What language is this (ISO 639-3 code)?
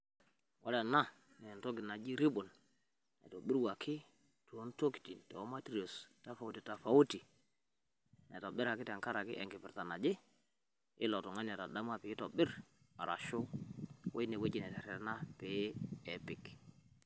mas